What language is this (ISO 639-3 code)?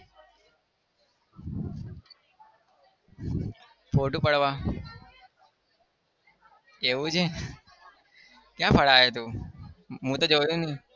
guj